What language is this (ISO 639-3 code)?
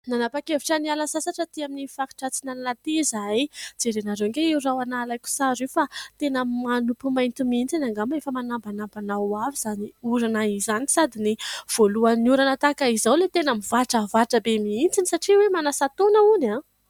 mlg